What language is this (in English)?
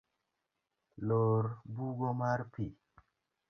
Luo (Kenya and Tanzania)